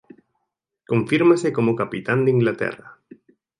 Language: Galician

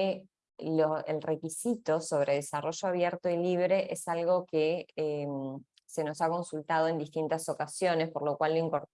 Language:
Spanish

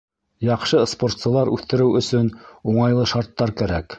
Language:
Bashkir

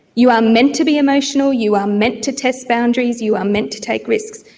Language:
English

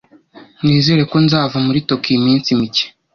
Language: Kinyarwanda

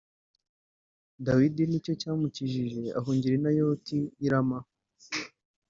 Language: Kinyarwanda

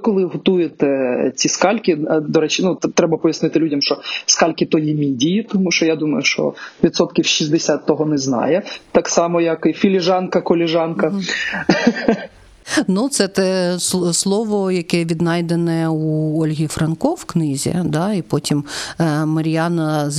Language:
Ukrainian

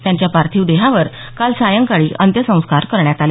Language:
Marathi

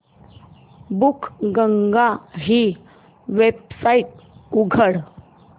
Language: Marathi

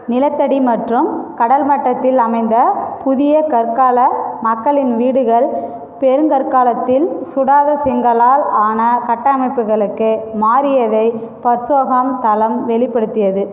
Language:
Tamil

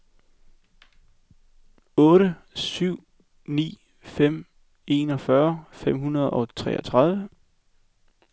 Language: Danish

